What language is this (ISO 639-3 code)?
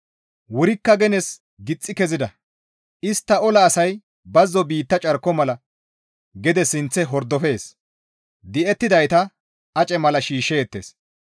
gmv